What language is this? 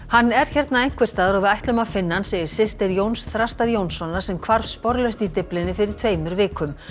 Icelandic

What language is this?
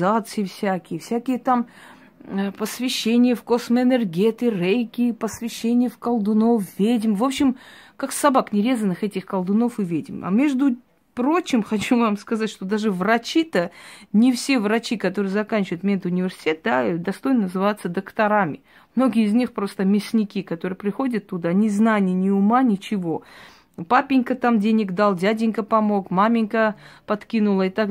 Russian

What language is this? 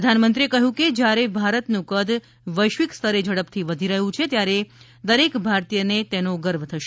Gujarati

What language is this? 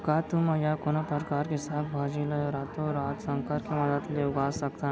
Chhattisgarhi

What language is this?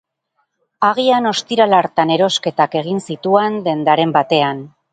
Basque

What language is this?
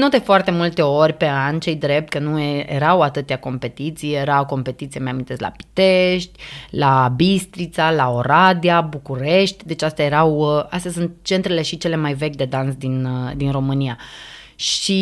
Romanian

